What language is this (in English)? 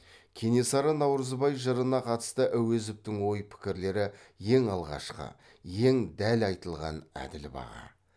Kazakh